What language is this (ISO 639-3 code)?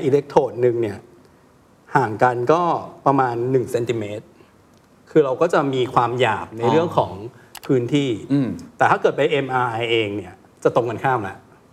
tha